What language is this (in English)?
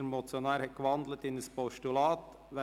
Swiss German